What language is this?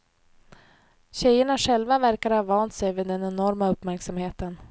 Swedish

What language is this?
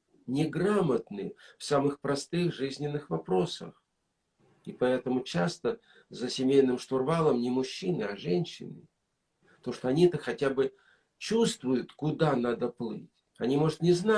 Russian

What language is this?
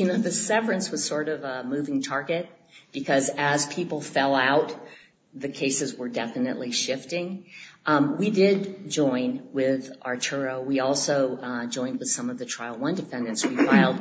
English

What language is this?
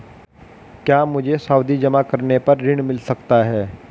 Hindi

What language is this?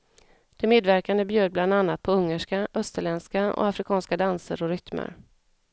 Swedish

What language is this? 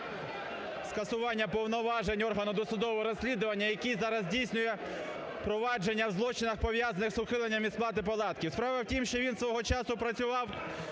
Ukrainian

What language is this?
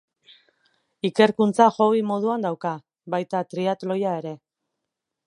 Basque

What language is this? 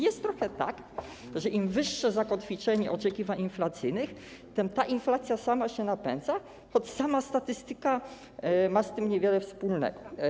Polish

